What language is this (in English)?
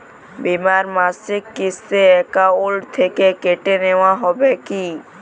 Bangla